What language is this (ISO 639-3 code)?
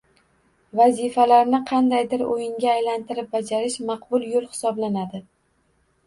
uzb